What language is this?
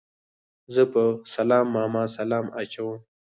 Pashto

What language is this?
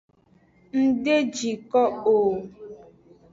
Aja (Benin)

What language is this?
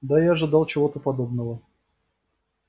Russian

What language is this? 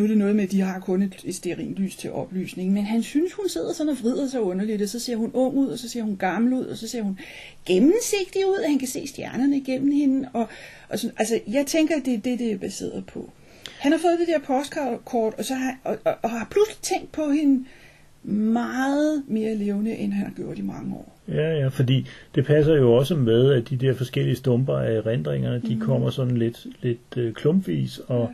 Danish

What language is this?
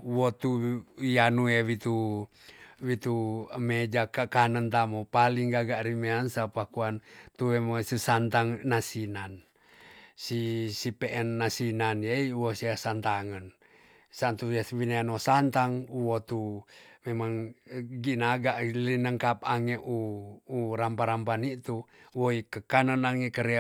Tonsea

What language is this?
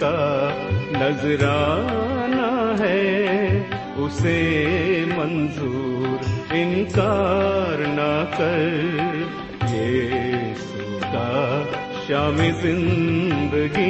Urdu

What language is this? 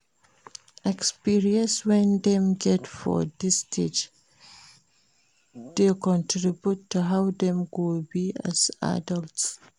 Nigerian Pidgin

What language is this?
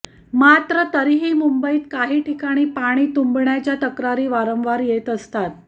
Marathi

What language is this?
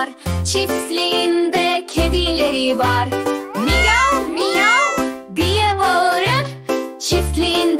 Turkish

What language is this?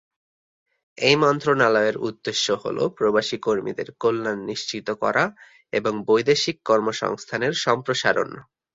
Bangla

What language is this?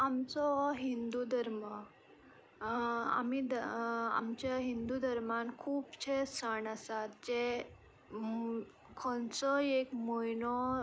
Konkani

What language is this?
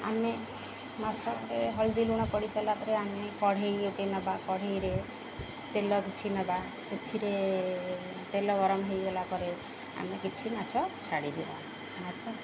Odia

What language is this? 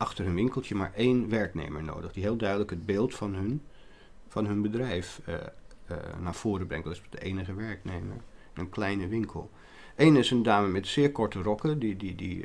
Dutch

